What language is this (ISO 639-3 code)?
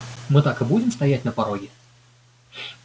rus